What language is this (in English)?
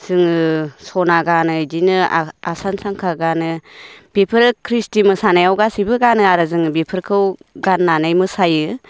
Bodo